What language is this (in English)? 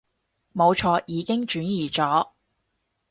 Cantonese